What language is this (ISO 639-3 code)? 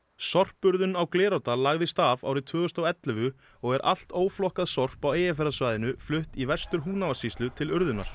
isl